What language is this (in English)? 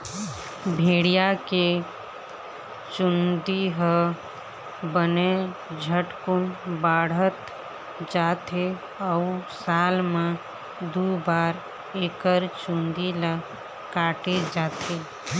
Chhattisgarhi